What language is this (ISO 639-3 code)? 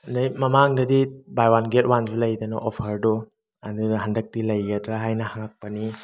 mni